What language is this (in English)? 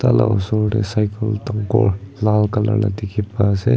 Naga Pidgin